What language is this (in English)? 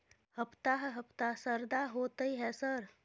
Maithili